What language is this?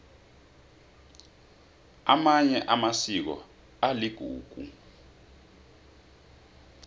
South Ndebele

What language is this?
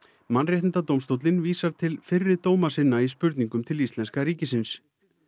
Icelandic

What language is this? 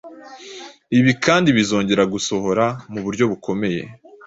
Kinyarwanda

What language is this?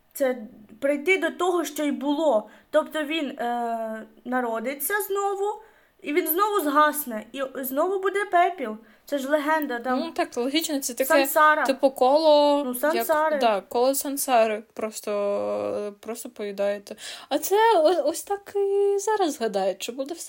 Ukrainian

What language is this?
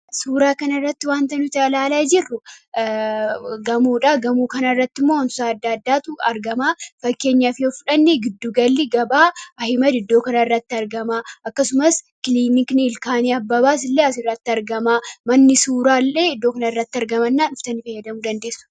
Oromo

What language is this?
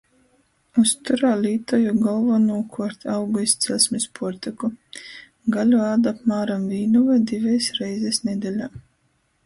Latgalian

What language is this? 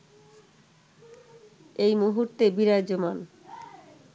Bangla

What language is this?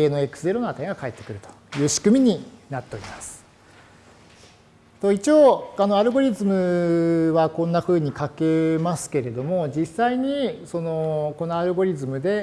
Japanese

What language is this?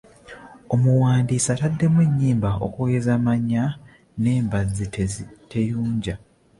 Ganda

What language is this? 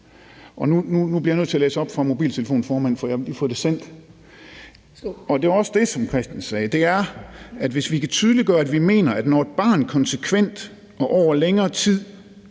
Danish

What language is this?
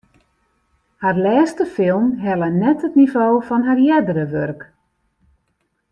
Western Frisian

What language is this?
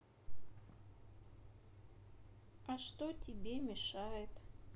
Russian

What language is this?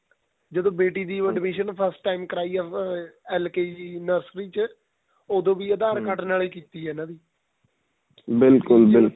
Punjabi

